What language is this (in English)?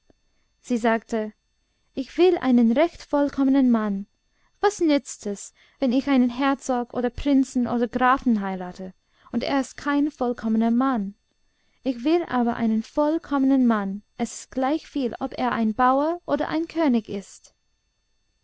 German